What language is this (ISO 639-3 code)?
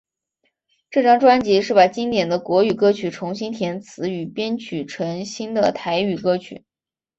zho